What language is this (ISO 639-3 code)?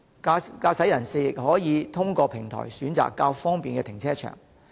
yue